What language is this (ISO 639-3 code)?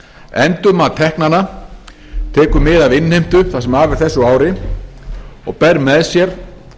isl